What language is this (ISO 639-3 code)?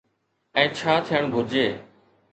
snd